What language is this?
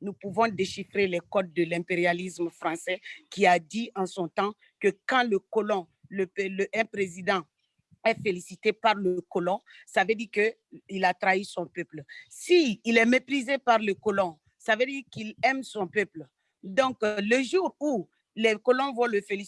French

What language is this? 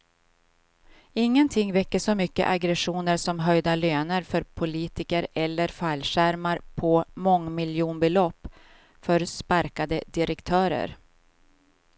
Swedish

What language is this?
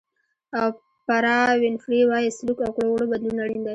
Pashto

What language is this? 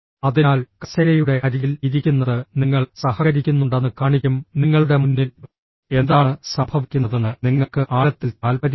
Malayalam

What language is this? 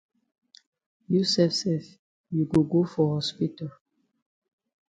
Cameroon Pidgin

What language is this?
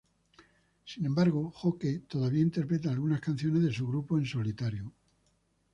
Spanish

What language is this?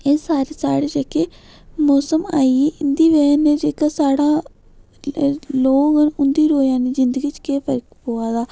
Dogri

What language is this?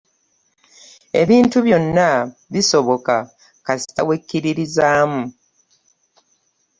Ganda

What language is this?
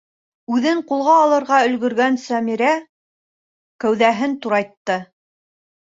Bashkir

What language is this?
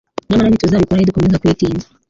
Kinyarwanda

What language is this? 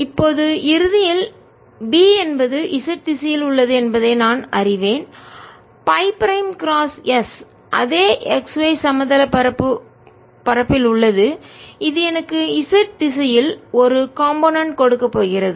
Tamil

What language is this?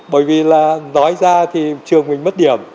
Vietnamese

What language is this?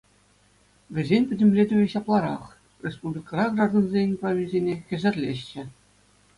Chuvash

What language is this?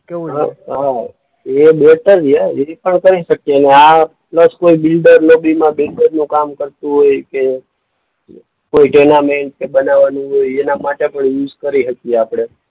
Gujarati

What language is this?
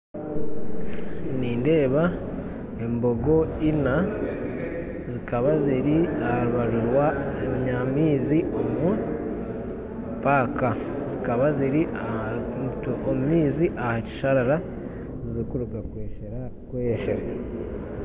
Nyankole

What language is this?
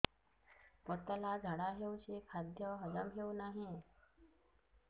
Odia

